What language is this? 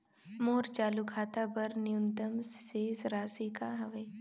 Chhattisgarhi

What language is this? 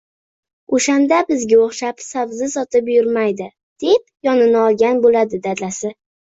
Uzbek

